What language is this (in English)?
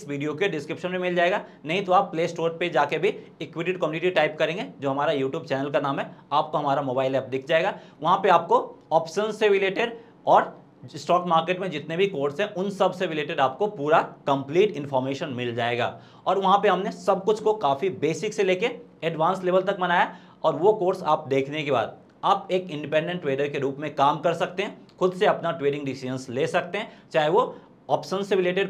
Hindi